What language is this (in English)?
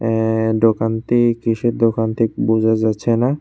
Bangla